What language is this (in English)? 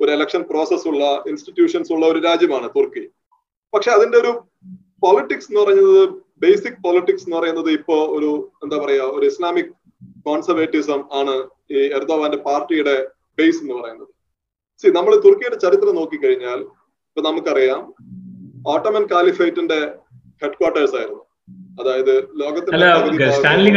Malayalam